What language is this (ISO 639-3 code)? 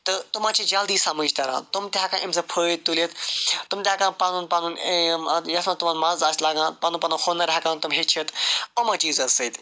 kas